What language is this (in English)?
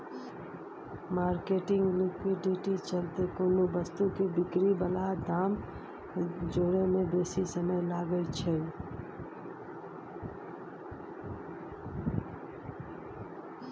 Maithili